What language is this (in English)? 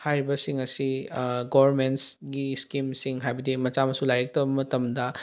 Manipuri